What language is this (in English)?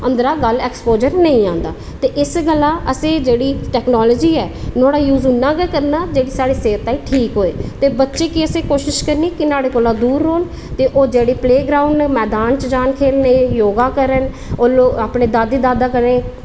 Dogri